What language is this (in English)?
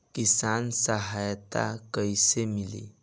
Bhojpuri